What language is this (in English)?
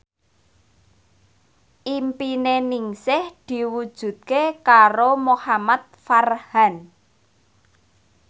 Javanese